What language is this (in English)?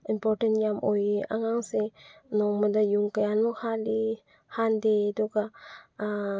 Manipuri